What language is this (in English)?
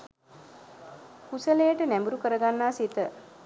Sinhala